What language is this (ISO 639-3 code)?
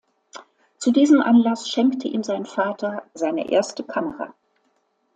deu